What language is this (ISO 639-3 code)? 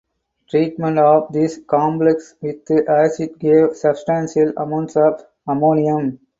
eng